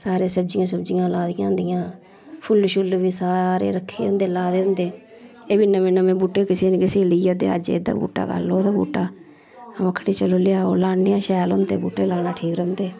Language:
Dogri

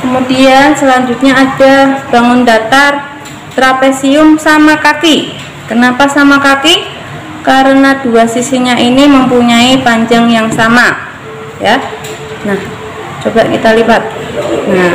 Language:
Indonesian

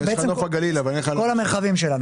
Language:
Hebrew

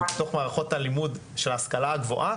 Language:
Hebrew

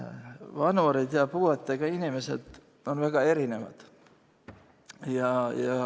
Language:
Estonian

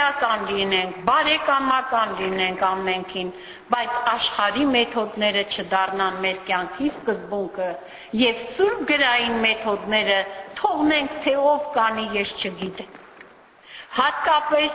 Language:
Turkish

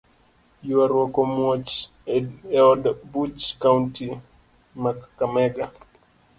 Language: Luo (Kenya and Tanzania)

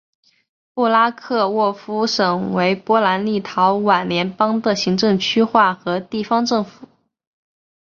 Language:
Chinese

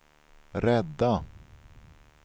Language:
Swedish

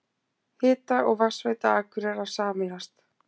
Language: Icelandic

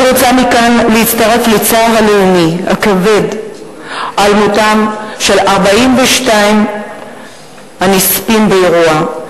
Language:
Hebrew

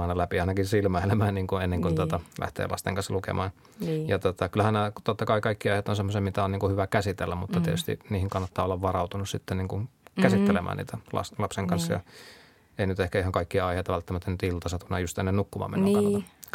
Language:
Finnish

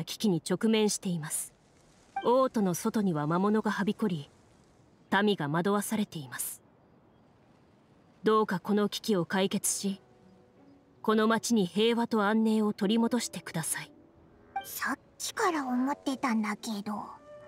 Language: Japanese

